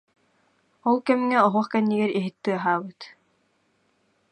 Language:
Yakut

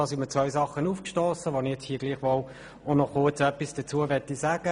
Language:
Swiss German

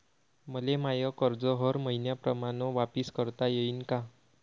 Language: Marathi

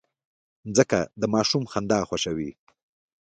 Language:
Pashto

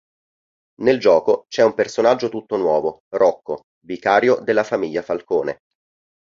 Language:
Italian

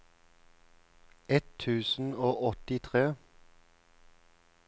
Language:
Norwegian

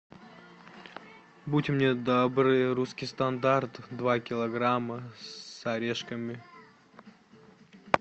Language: Russian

